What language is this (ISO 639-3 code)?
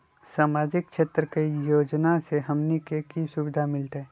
mag